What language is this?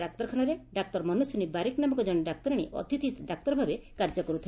Odia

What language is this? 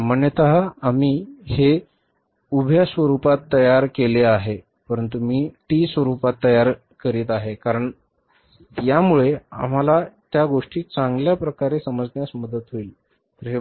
Marathi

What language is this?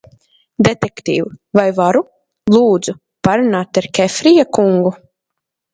Latvian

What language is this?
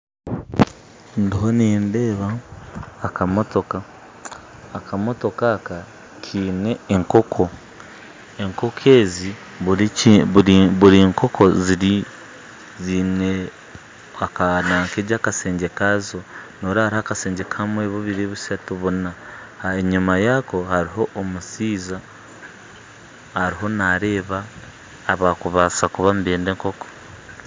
Nyankole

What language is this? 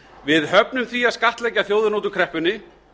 Icelandic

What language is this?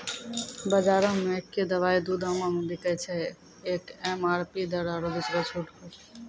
Maithili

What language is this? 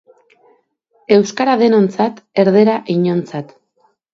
Basque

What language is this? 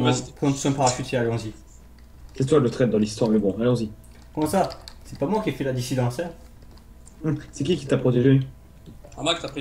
French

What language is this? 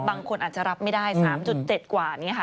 Thai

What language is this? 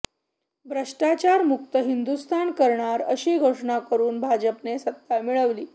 Marathi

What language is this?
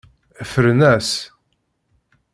Kabyle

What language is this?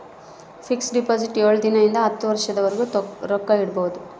Kannada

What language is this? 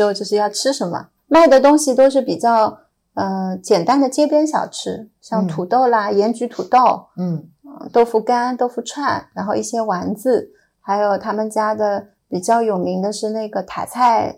Chinese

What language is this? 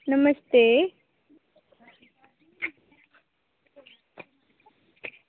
Dogri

